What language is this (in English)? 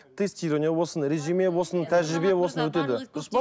Kazakh